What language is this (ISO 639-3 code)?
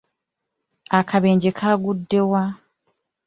lug